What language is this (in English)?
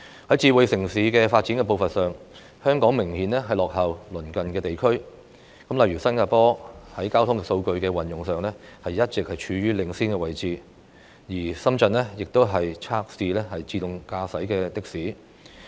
Cantonese